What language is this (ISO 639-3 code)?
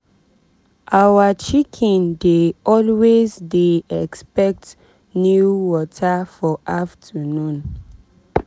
pcm